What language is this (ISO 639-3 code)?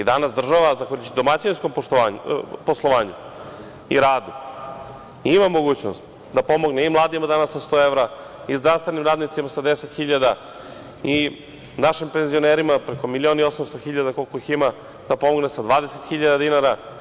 srp